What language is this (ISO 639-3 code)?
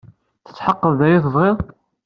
kab